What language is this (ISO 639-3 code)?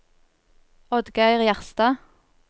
nor